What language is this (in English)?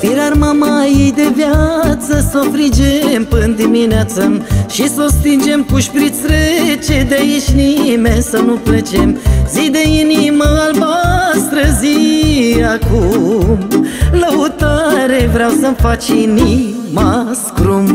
Romanian